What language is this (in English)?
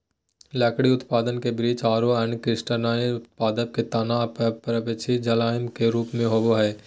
Magahi